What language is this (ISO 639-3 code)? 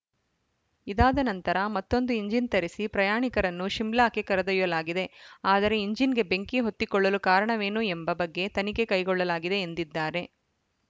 kan